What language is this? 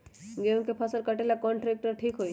Magahi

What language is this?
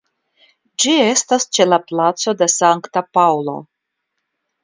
Esperanto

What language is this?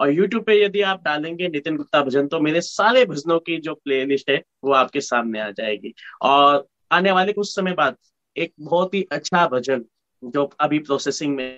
Hindi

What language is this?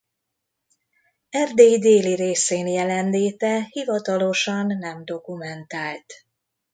Hungarian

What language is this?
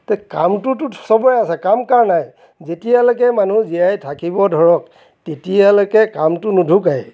Assamese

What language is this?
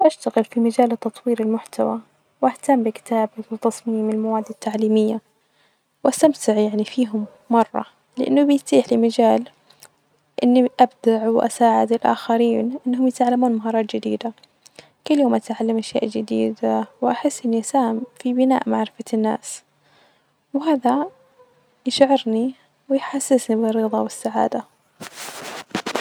Najdi Arabic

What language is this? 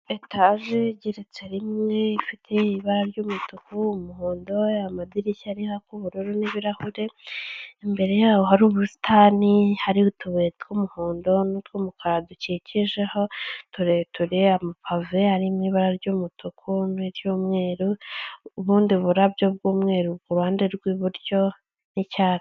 Kinyarwanda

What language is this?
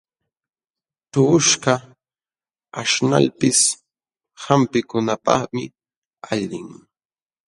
Jauja Wanca Quechua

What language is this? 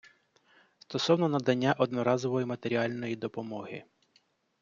Ukrainian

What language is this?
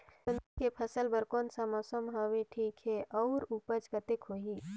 Chhattisgarhi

